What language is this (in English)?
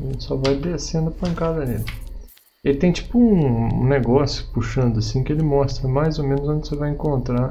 Portuguese